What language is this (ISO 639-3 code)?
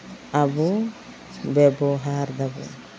sat